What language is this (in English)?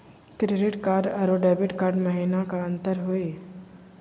Magahi